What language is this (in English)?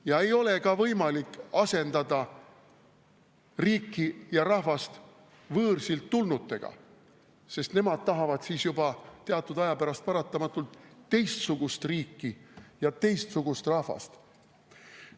Estonian